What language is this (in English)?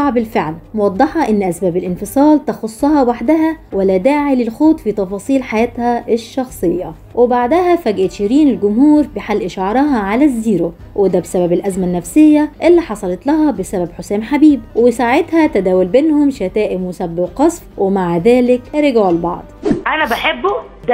Arabic